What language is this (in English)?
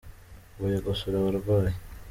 Kinyarwanda